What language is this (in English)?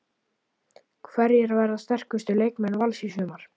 Icelandic